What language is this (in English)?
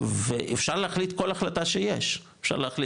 Hebrew